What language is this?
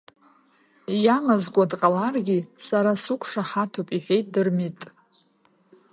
Abkhazian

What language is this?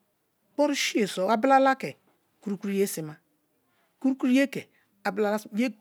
Kalabari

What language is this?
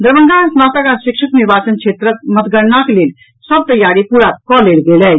Maithili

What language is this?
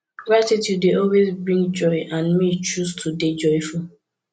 Nigerian Pidgin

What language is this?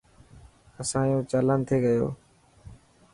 Dhatki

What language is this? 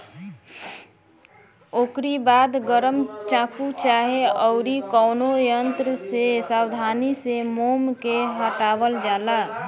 Bhojpuri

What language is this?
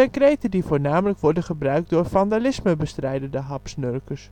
Dutch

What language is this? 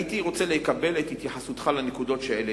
Hebrew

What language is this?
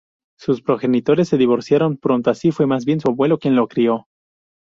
Spanish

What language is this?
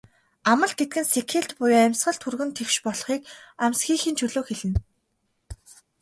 Mongolian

